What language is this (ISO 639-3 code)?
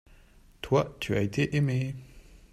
fra